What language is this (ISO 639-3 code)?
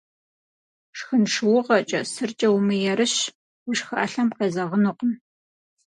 kbd